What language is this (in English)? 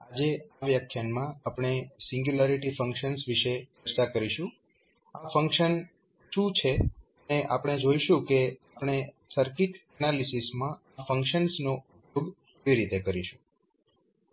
Gujarati